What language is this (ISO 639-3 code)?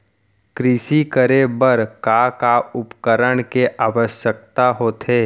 hne